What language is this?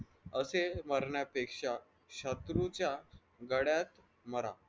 Marathi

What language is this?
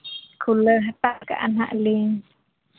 Santali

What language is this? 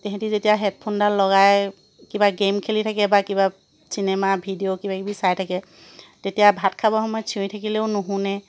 Assamese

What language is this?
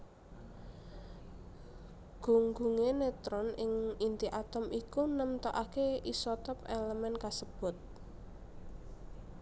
Javanese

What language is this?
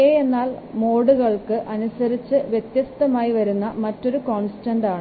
Malayalam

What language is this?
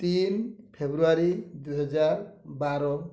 Odia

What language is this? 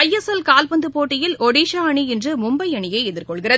Tamil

